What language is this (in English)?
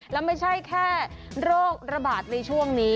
Thai